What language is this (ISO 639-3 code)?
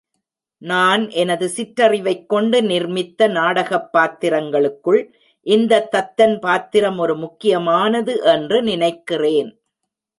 tam